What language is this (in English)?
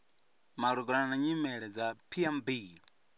Venda